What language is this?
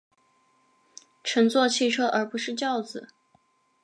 Chinese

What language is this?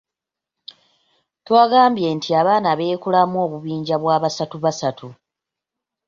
Ganda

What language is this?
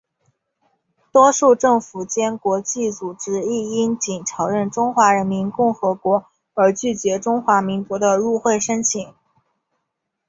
Chinese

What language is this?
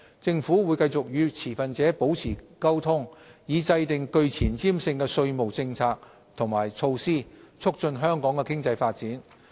Cantonese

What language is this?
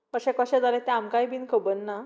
Konkani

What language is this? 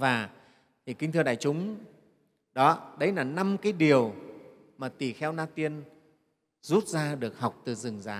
Vietnamese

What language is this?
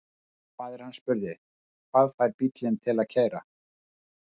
Icelandic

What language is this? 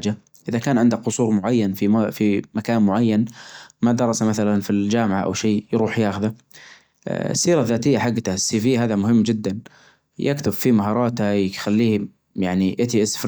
Najdi Arabic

